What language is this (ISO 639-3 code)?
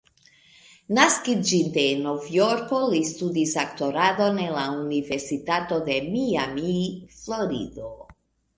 epo